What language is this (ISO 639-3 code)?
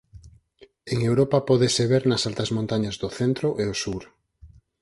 glg